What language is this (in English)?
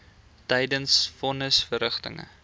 Afrikaans